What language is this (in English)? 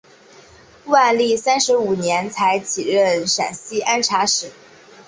Chinese